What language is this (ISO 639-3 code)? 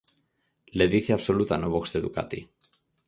glg